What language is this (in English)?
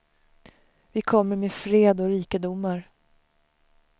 Swedish